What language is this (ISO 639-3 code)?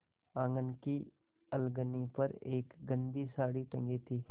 hin